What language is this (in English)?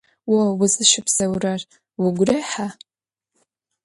Adyghe